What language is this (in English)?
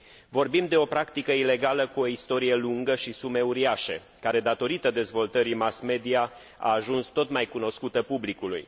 Romanian